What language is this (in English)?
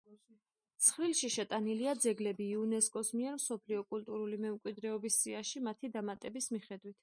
Georgian